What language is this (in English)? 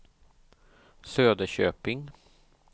Swedish